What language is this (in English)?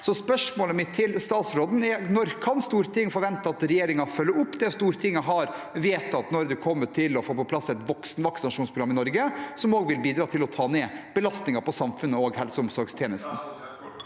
Norwegian